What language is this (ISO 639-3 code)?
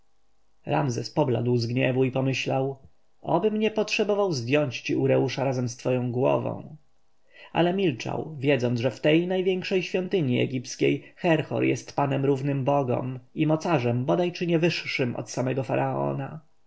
pol